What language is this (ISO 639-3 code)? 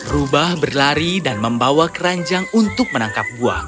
ind